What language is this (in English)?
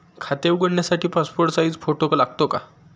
Marathi